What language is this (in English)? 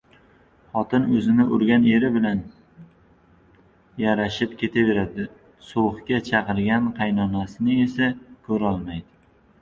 Uzbek